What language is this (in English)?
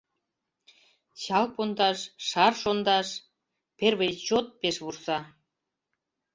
Mari